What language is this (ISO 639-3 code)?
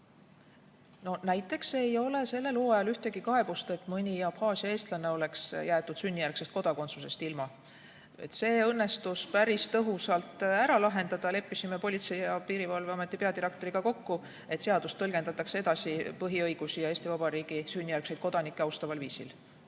est